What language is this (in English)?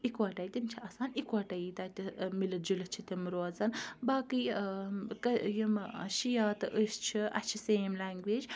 Kashmiri